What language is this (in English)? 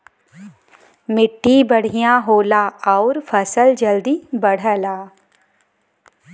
Bhojpuri